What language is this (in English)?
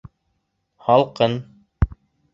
Bashkir